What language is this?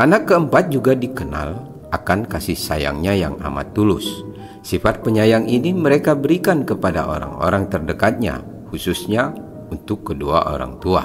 Indonesian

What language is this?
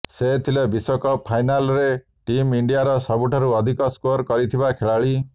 Odia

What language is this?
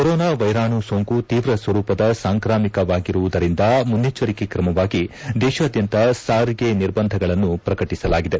Kannada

